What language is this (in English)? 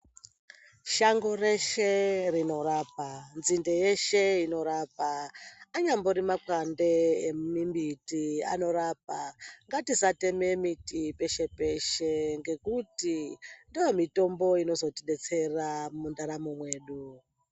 Ndau